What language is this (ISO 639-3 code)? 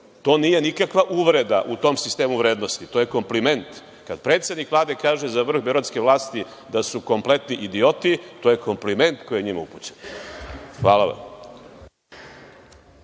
srp